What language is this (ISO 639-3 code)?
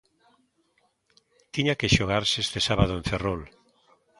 glg